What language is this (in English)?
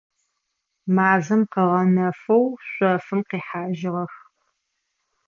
Adyghe